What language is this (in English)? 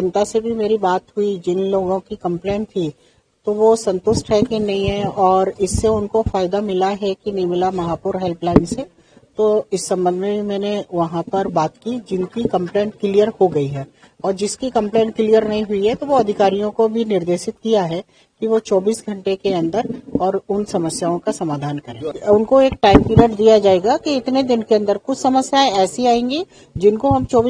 Hindi